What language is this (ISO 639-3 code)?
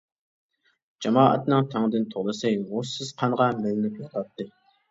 uig